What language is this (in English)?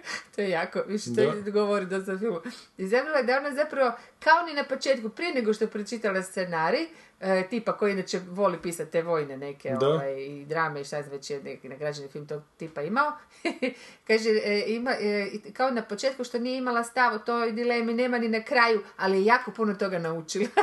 Croatian